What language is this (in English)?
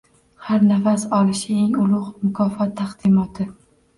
Uzbek